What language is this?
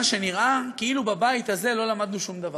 Hebrew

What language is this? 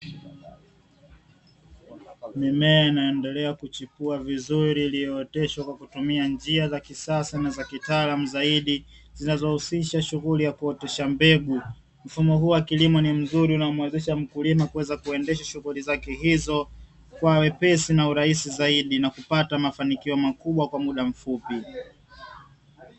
Swahili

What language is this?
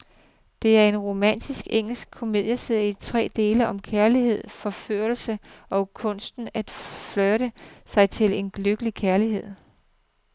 Danish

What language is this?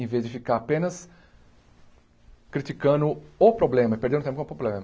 Portuguese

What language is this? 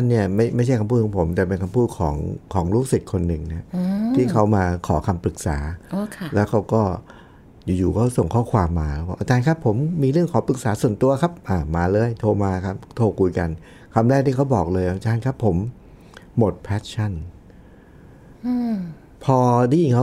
Thai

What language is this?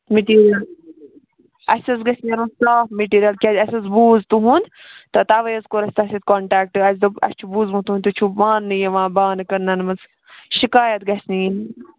Kashmiri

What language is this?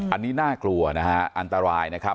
Thai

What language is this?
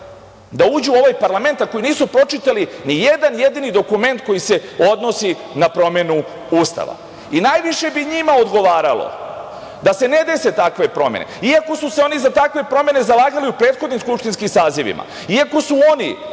Serbian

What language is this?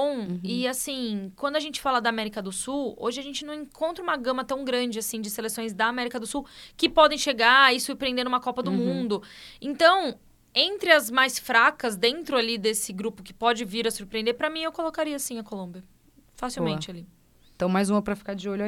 Portuguese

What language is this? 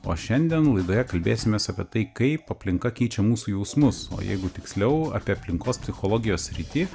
Lithuanian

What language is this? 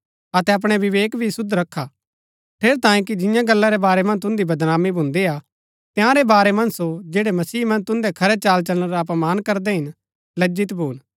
Gaddi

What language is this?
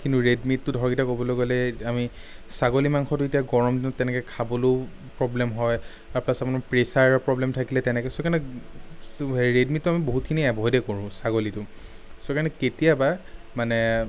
Assamese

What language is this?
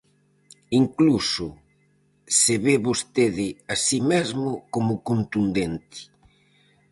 Galician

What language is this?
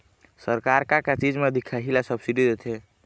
Chhattisgarhi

